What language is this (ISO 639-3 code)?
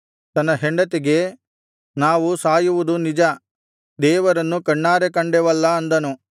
kan